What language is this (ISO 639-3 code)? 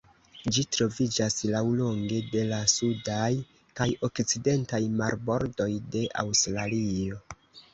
epo